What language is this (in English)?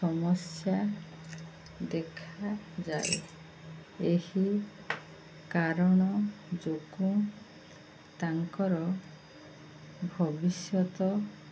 Odia